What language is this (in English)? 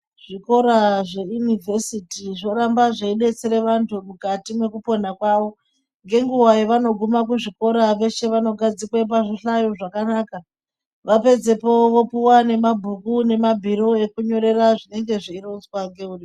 Ndau